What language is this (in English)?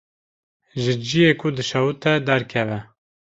Kurdish